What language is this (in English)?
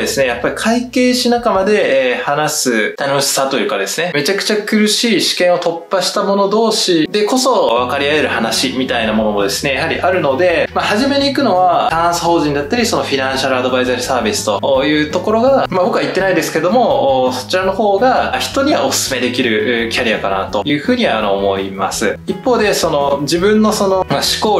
Japanese